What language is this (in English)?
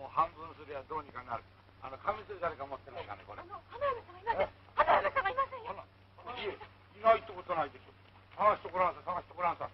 Japanese